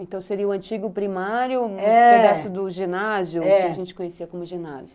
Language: Portuguese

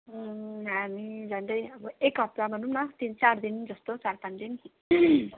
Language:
Nepali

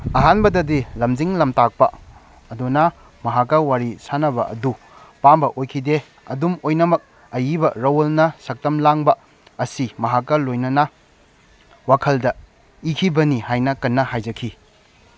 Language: Manipuri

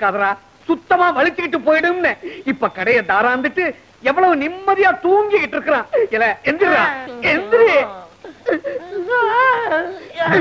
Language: Hindi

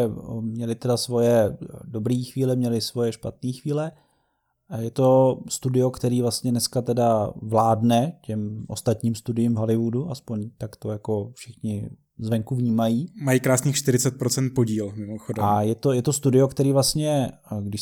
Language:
Czech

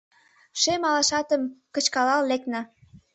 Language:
Mari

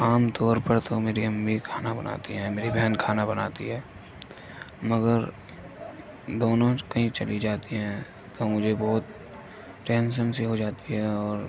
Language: Urdu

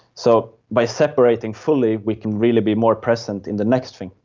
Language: English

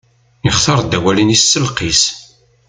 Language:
Kabyle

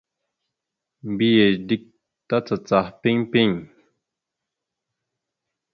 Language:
Mada (Cameroon)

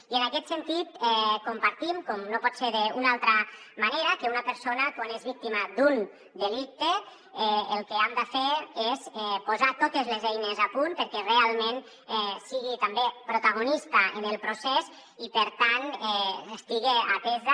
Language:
Catalan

